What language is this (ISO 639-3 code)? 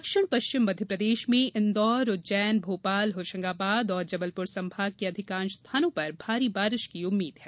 hin